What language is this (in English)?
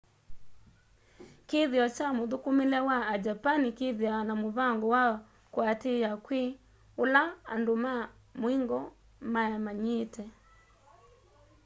Kamba